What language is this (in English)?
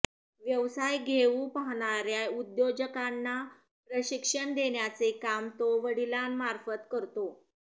Marathi